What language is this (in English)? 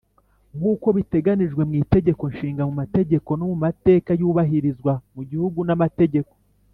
Kinyarwanda